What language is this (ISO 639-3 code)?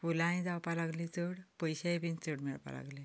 kok